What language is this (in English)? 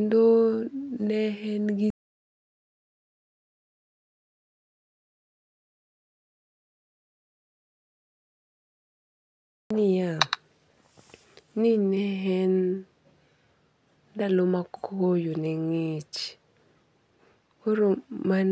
Luo (Kenya and Tanzania)